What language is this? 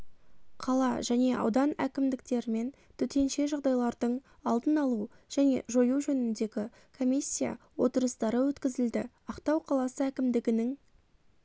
Kazakh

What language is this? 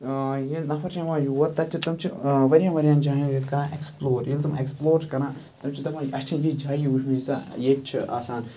Kashmiri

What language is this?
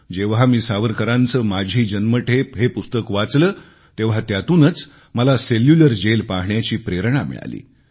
Marathi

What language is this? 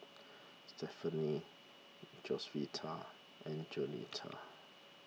English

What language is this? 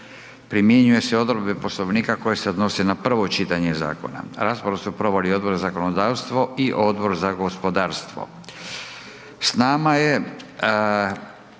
Croatian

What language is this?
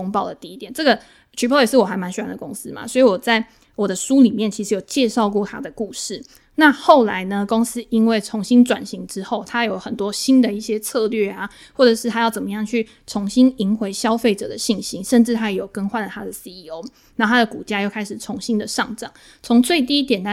Chinese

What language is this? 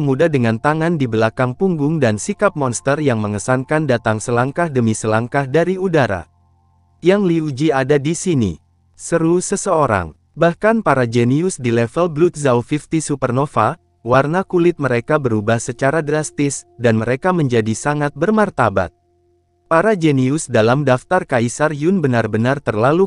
Indonesian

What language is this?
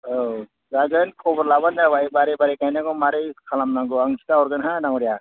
Bodo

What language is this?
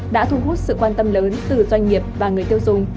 Vietnamese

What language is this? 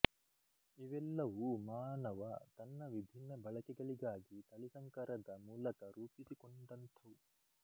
Kannada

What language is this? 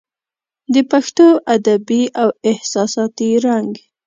Pashto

